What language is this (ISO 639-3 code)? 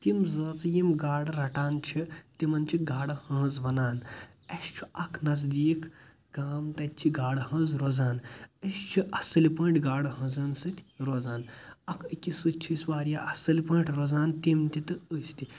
kas